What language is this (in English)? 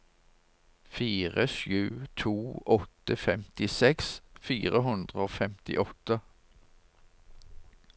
Norwegian